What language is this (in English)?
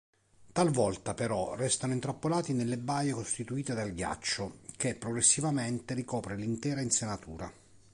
Italian